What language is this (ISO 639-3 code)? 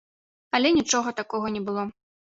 bel